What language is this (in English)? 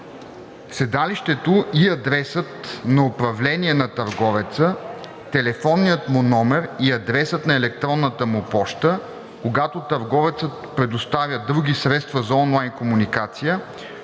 Bulgarian